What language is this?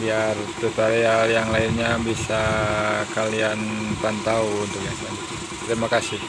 Indonesian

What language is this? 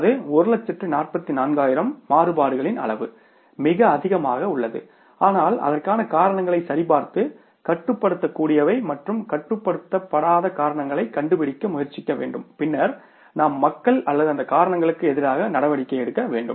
Tamil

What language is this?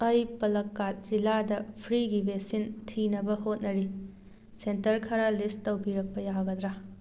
Manipuri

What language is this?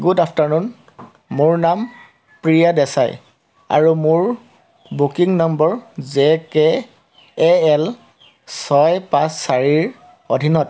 Assamese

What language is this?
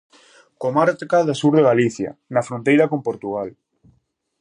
Galician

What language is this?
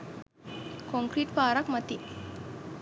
Sinhala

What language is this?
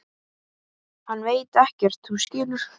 Icelandic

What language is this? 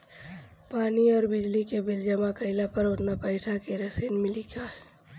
Bhojpuri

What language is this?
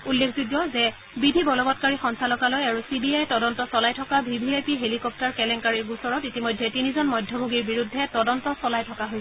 Assamese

